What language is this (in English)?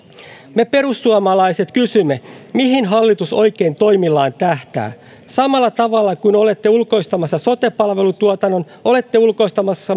Finnish